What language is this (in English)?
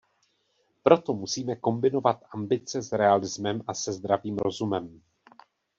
Czech